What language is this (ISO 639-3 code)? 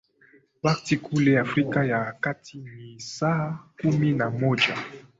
swa